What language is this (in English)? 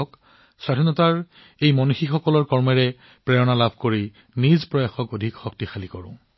Assamese